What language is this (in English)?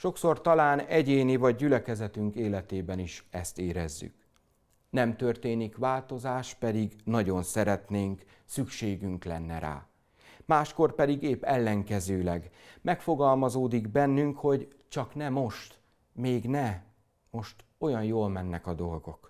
Hungarian